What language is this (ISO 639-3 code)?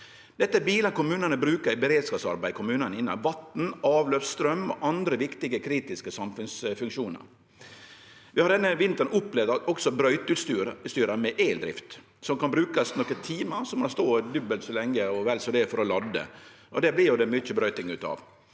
nor